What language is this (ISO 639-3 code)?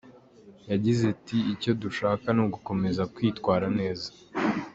kin